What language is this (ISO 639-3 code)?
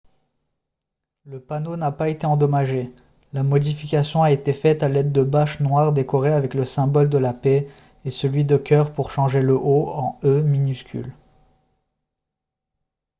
fra